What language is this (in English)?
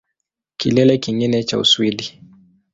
Swahili